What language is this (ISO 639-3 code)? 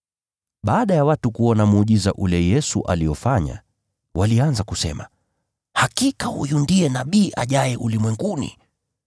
swa